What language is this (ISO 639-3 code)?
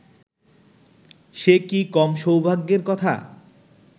ben